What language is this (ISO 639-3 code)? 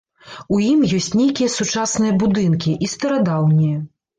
bel